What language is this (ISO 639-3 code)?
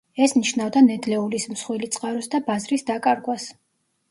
kat